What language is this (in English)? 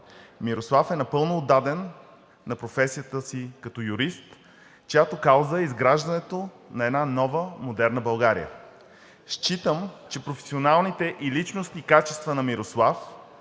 Bulgarian